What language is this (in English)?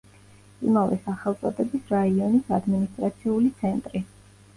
Georgian